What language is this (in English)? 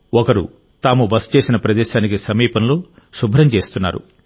Telugu